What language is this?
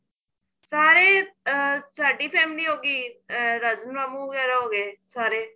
Punjabi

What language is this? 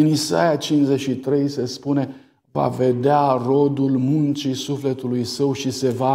Romanian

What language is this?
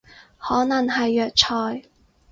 Cantonese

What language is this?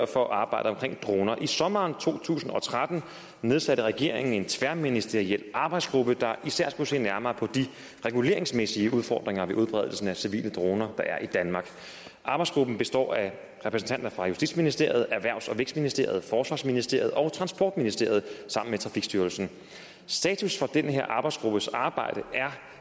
Danish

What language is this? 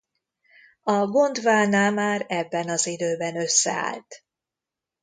Hungarian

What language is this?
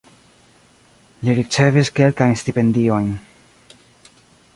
Esperanto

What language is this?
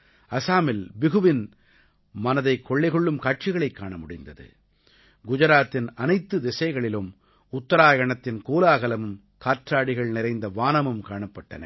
Tamil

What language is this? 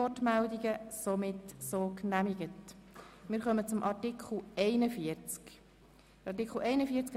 Swiss German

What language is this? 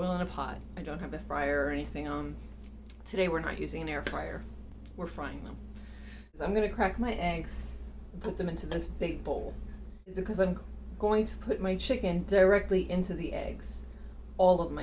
English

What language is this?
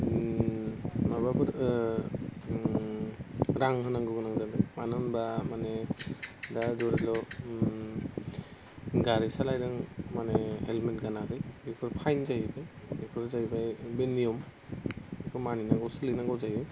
Bodo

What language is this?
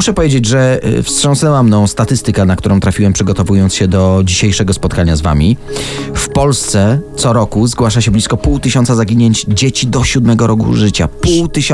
Polish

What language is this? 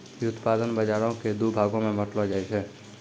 Maithili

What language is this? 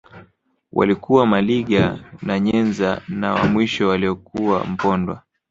Swahili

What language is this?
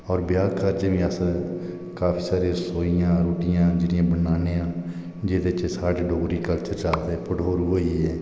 Dogri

